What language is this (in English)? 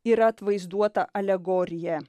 Lithuanian